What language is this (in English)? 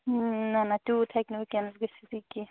Kashmiri